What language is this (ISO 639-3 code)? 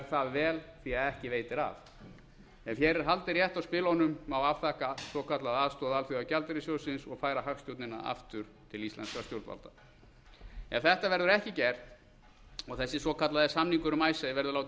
isl